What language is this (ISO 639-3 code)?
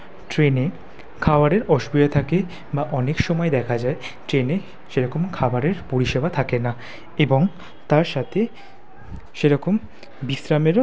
ben